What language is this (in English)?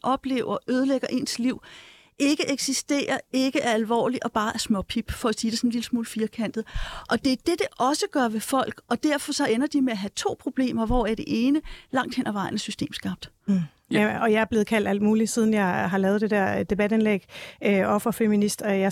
Danish